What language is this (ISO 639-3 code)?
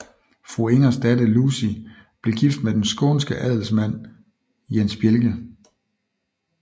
dan